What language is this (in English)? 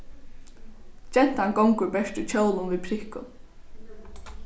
Faroese